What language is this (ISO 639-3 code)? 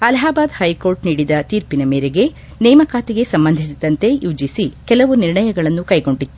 kan